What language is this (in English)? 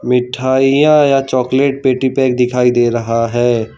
Hindi